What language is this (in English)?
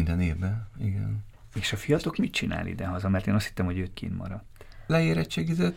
Hungarian